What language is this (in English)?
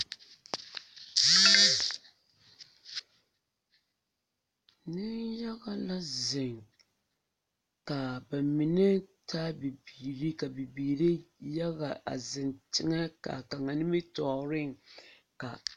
Southern Dagaare